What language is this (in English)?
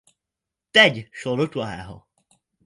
Czech